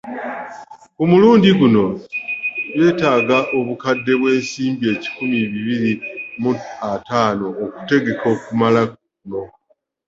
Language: Ganda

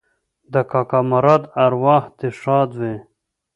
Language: Pashto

